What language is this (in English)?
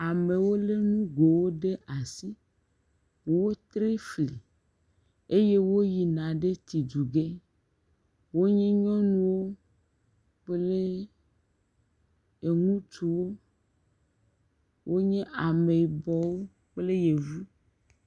Ewe